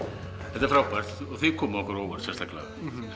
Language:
Icelandic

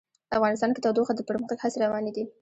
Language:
Pashto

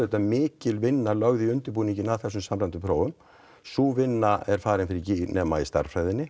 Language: Icelandic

